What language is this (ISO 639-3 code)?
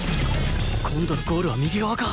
jpn